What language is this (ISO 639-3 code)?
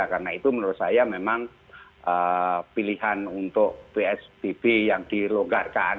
ind